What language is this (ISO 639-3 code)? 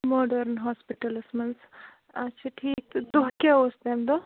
kas